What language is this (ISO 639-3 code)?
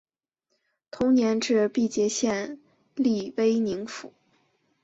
zho